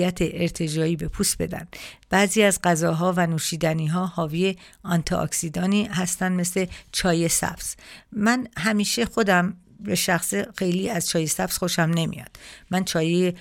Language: Persian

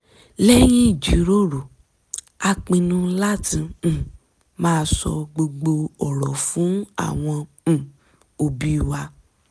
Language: Yoruba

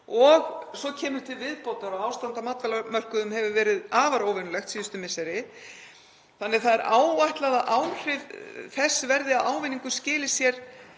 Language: Icelandic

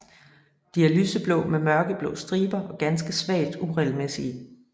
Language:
Danish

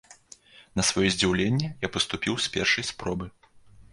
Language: Belarusian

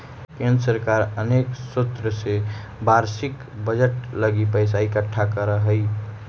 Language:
Magahi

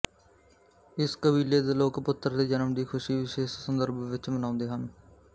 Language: Punjabi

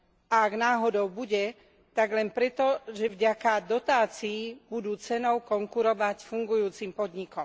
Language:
Slovak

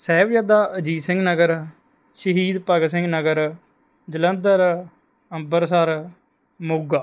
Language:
Punjabi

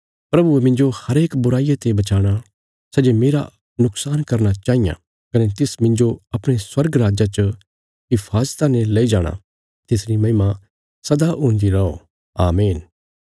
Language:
Bilaspuri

